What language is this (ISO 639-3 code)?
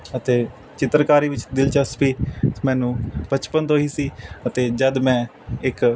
pan